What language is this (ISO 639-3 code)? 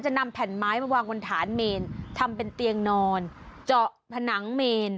tha